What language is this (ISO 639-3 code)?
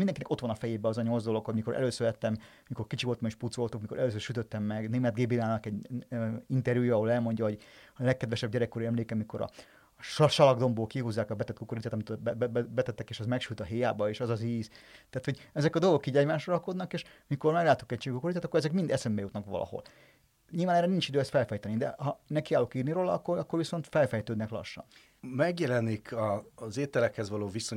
hun